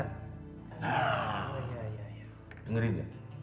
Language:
Indonesian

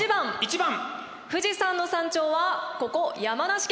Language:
Japanese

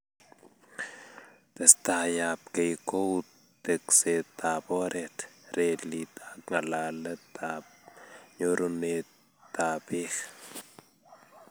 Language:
Kalenjin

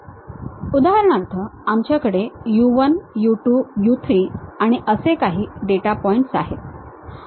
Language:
Marathi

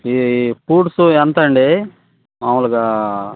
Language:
Telugu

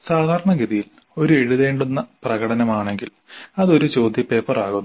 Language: Malayalam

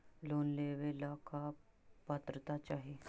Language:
Magahi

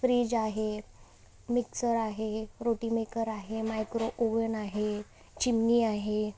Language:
Marathi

